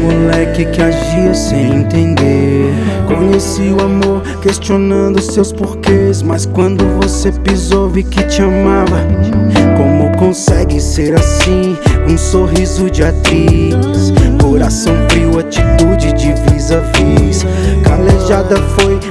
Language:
Portuguese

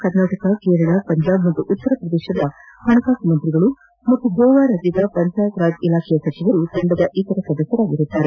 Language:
Kannada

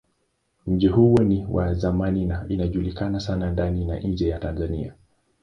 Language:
Swahili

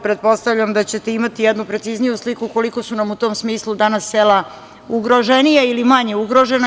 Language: Serbian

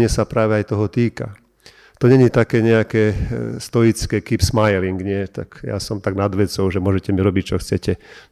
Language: Slovak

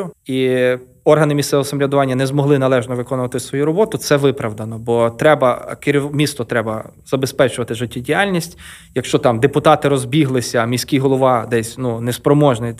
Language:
Ukrainian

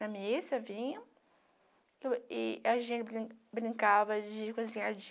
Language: Portuguese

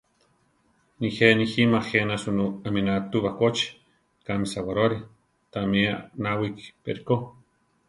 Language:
Central Tarahumara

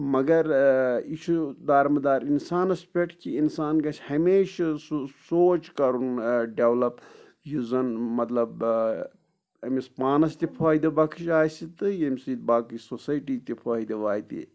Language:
Kashmiri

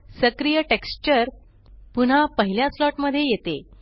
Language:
Marathi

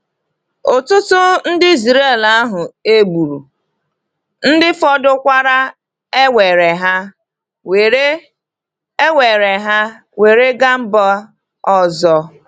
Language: Igbo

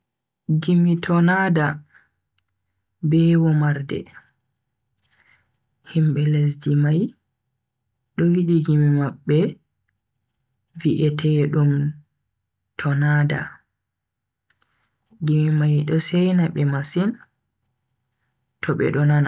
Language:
Bagirmi Fulfulde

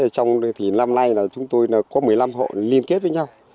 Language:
Vietnamese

